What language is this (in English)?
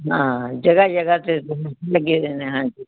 Punjabi